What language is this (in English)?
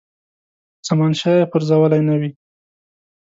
Pashto